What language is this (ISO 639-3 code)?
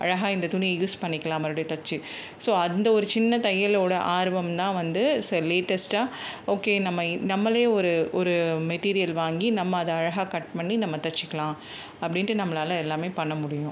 tam